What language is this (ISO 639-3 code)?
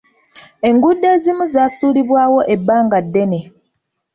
lug